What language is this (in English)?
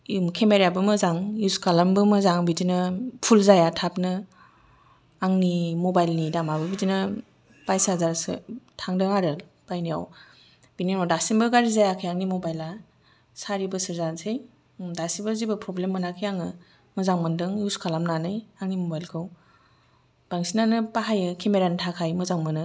Bodo